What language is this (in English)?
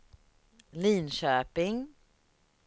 Swedish